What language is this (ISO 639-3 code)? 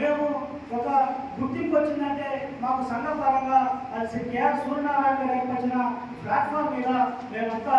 tel